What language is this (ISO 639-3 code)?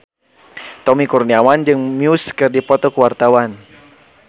sun